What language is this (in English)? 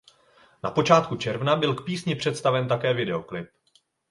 Czech